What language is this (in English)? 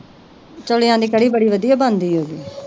Punjabi